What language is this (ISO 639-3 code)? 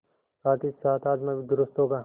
hin